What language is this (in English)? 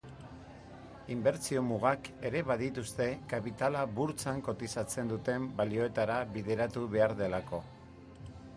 Basque